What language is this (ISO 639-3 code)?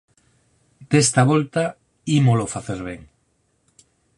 glg